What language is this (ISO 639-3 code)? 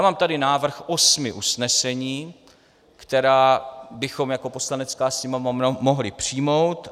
ces